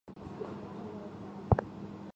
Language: Chinese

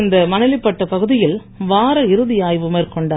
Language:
Tamil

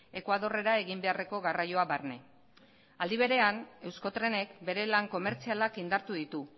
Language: Basque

